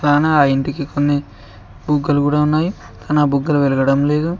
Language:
Telugu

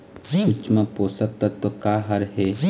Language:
Chhattisgarhi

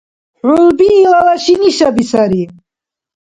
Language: Dargwa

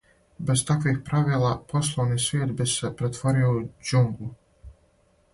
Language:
Serbian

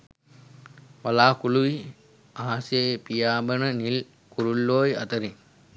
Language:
Sinhala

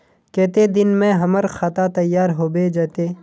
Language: Magahi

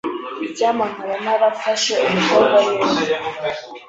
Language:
Kinyarwanda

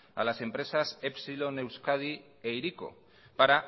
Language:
Spanish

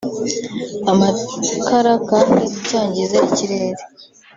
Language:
Kinyarwanda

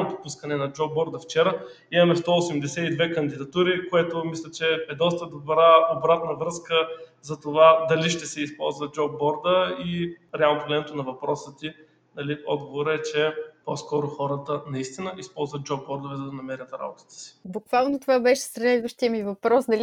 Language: Bulgarian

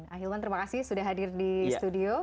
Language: Indonesian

